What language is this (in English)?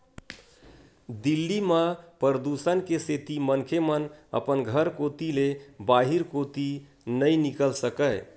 Chhattisgarhi